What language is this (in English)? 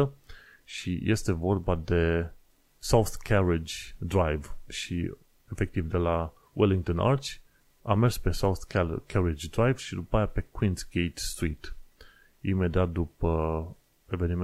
Romanian